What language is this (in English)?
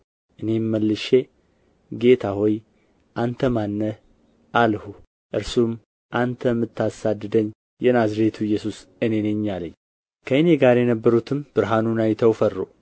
Amharic